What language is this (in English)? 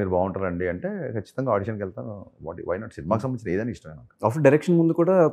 Telugu